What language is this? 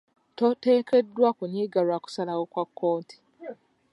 Ganda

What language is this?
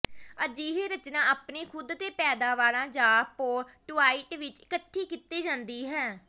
Punjabi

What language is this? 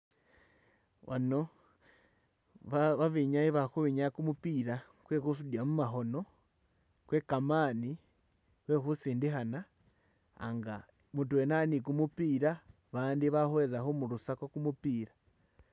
Masaaba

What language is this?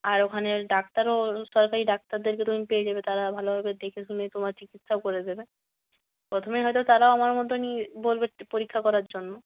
Bangla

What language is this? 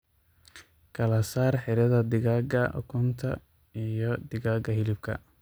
Somali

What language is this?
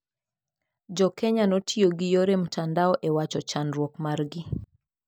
Luo (Kenya and Tanzania)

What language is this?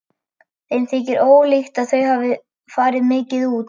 Icelandic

